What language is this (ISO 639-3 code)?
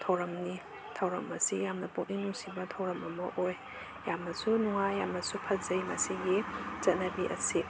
mni